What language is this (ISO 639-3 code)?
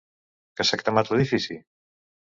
cat